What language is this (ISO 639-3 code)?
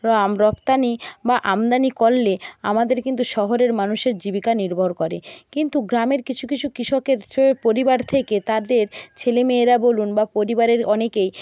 ben